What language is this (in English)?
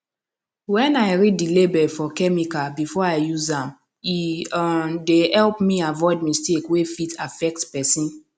Nigerian Pidgin